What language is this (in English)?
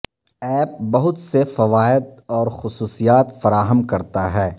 Urdu